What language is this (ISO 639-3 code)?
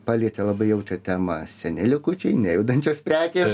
lit